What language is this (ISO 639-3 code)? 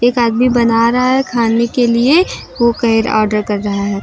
hin